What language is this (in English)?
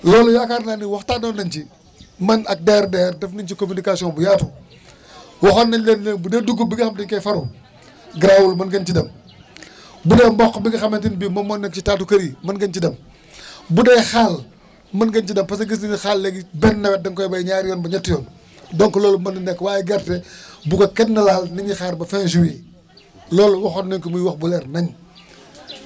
Wolof